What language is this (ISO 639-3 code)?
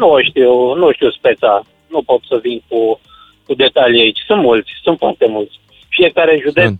ron